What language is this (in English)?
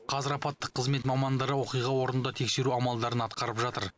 Kazakh